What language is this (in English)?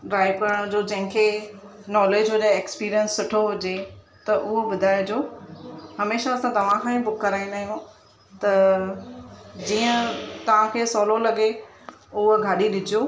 Sindhi